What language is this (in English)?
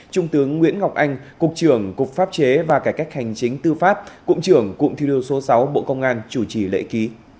Vietnamese